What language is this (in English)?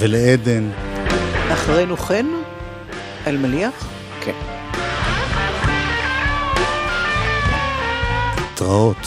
Hebrew